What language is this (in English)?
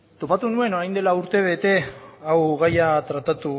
Basque